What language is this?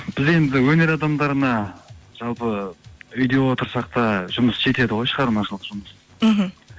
Kazakh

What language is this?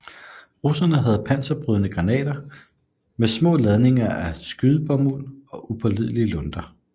Danish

